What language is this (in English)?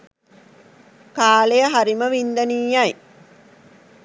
Sinhala